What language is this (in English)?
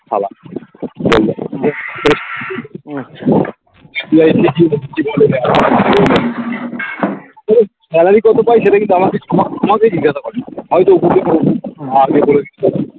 Bangla